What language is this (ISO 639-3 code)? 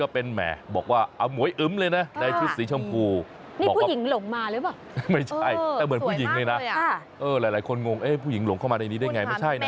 tha